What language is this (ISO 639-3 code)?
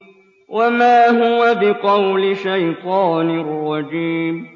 ara